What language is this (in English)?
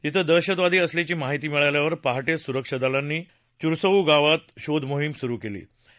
Marathi